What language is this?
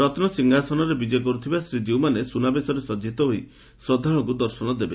Odia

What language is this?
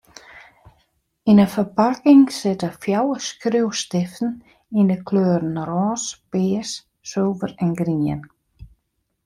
Western Frisian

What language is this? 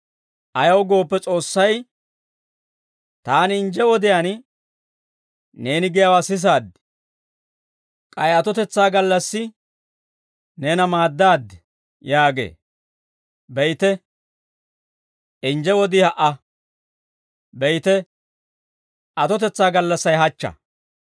Dawro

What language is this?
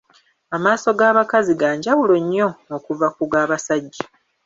Ganda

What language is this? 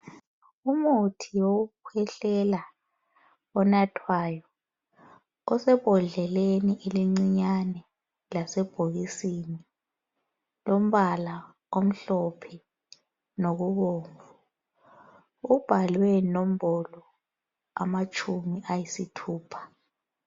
North Ndebele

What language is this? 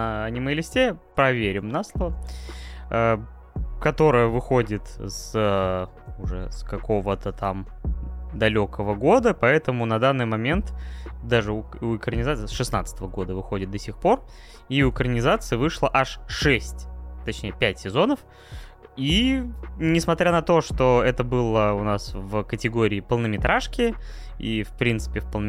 Russian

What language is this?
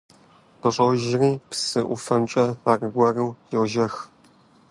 Kabardian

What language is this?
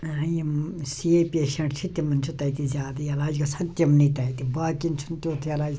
Kashmiri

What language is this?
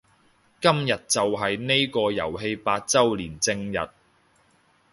Cantonese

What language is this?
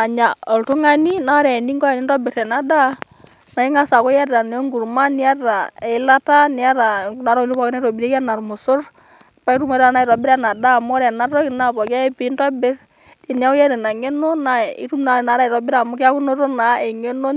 Masai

